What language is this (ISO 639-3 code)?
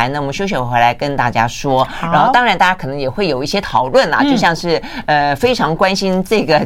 zho